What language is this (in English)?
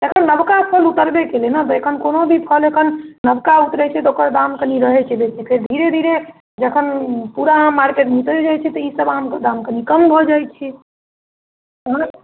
Maithili